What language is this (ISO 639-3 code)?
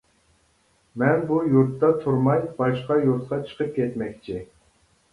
uig